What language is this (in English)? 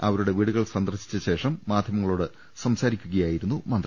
Malayalam